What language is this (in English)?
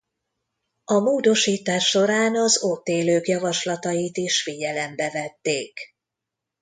Hungarian